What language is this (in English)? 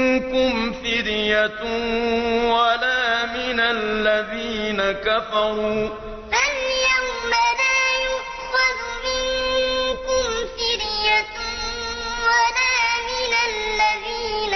Arabic